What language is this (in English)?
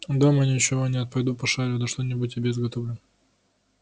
Russian